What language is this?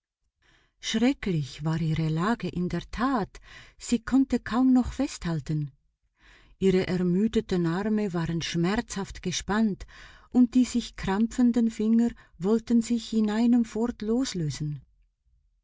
German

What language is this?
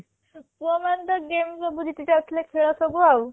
Odia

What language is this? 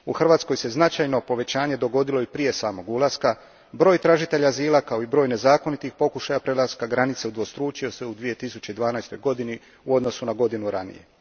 Croatian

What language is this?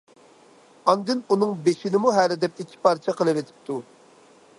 Uyghur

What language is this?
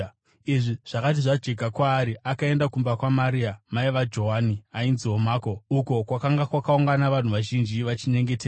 Shona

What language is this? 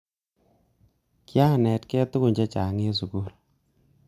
Kalenjin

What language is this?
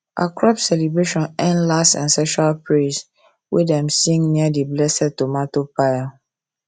Nigerian Pidgin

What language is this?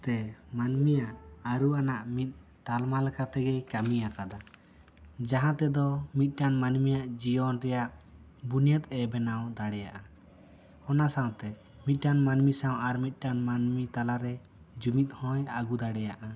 Santali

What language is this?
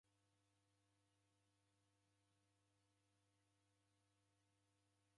Taita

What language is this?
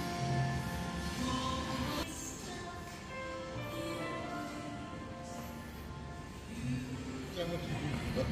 Korean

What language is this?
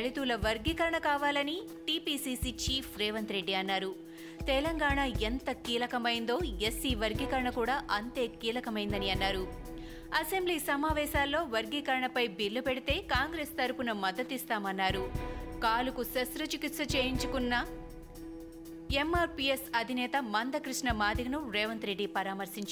Telugu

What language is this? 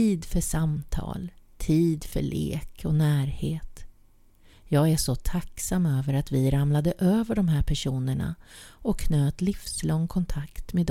Swedish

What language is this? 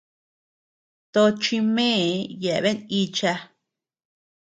Tepeuxila Cuicatec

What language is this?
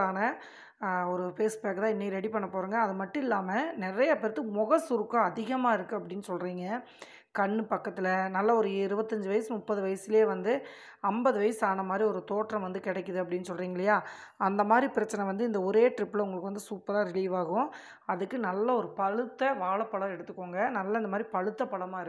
Tamil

